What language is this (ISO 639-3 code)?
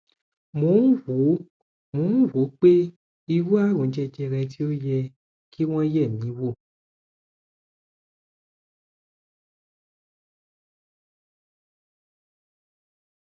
yor